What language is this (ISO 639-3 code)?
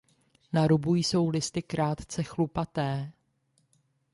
ces